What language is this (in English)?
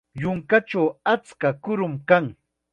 Chiquián Ancash Quechua